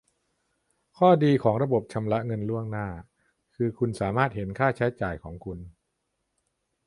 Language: Thai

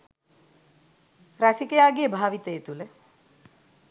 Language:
Sinhala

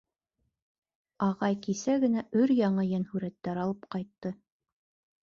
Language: Bashkir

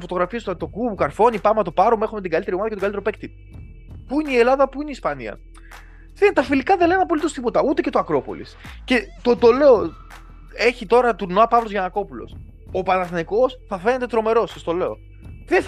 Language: Greek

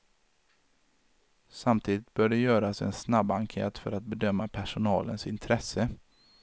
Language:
Swedish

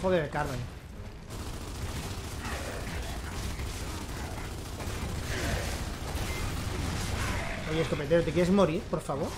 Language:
Spanish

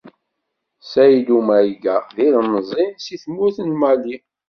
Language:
Kabyle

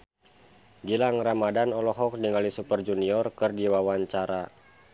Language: Sundanese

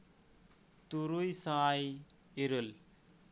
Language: Santali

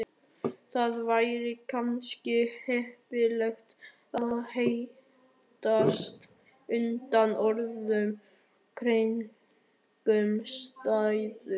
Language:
Icelandic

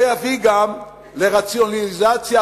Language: Hebrew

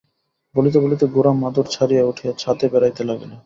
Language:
Bangla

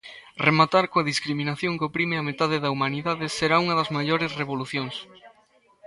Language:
Galician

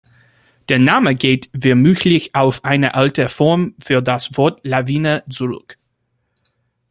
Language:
German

